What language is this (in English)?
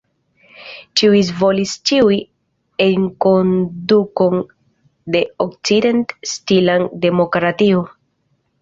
Esperanto